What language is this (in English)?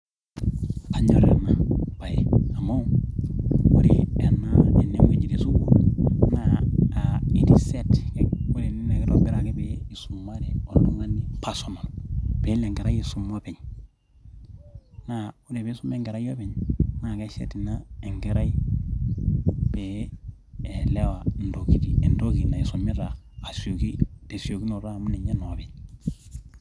Masai